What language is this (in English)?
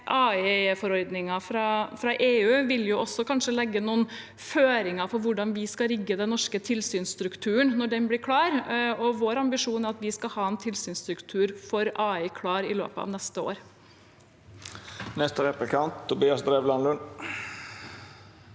Norwegian